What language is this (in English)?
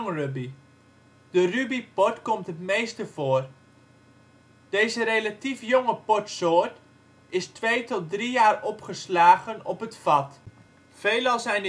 Dutch